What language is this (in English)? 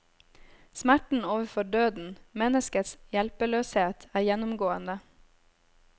Norwegian